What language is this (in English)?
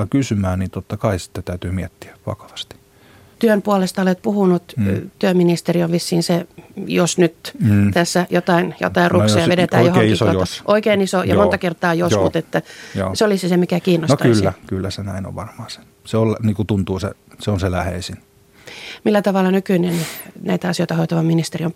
Finnish